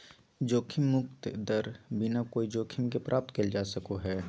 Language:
Magahi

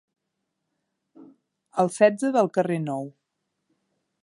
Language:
Catalan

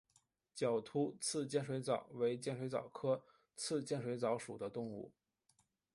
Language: Chinese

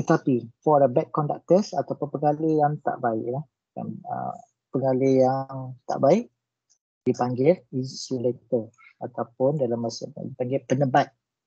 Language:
Malay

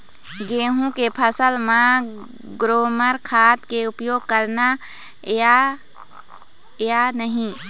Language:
Chhattisgarhi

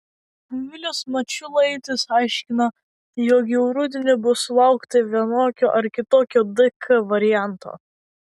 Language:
Lithuanian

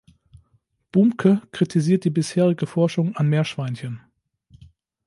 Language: German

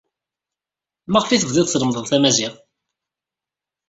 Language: Kabyle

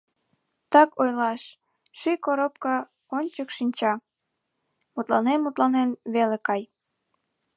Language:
Mari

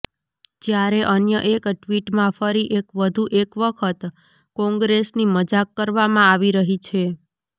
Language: Gujarati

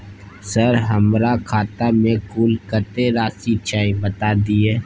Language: Maithili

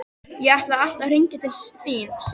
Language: Icelandic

